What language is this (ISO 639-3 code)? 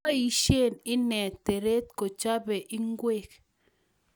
kln